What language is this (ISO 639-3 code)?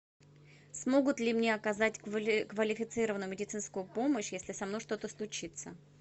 rus